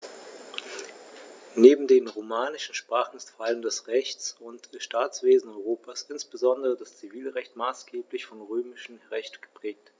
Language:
German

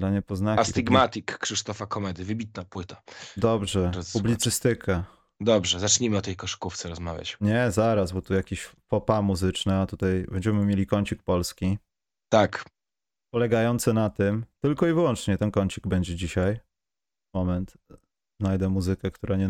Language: Polish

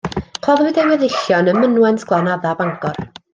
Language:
Welsh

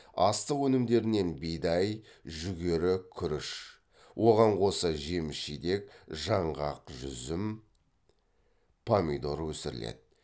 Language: Kazakh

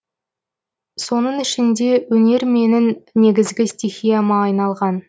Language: Kazakh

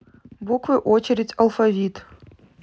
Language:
Russian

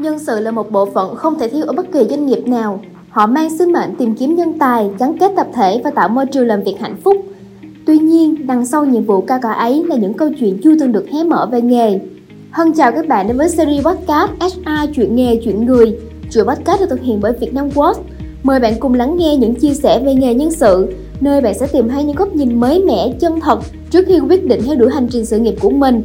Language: Vietnamese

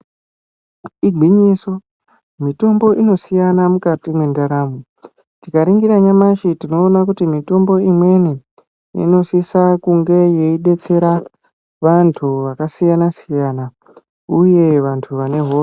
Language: Ndau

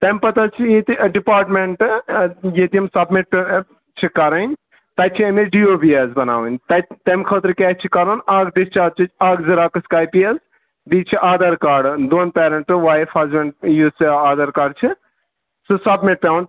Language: Kashmiri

